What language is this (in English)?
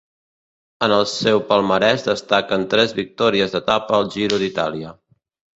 Catalan